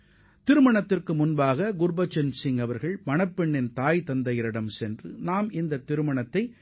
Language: Tamil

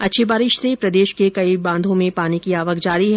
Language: Hindi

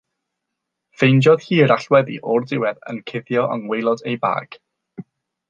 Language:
Welsh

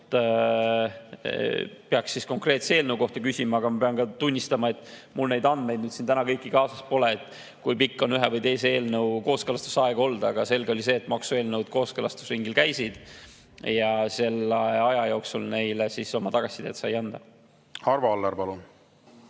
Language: Estonian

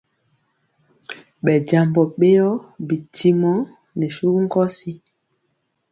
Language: Mpiemo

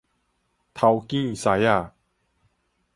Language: Min Nan Chinese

